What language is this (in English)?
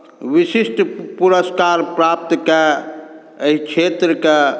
Maithili